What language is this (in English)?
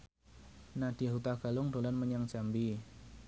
Javanese